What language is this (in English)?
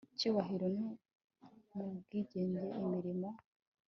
Kinyarwanda